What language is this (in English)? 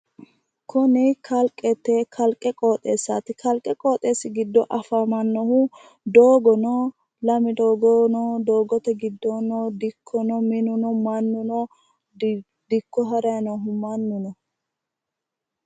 Sidamo